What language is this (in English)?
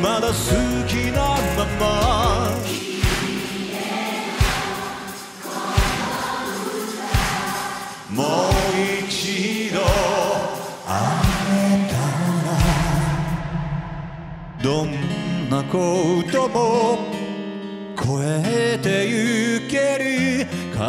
Arabic